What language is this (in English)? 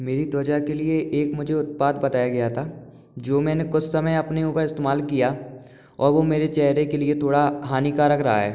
Hindi